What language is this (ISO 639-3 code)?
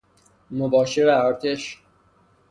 fas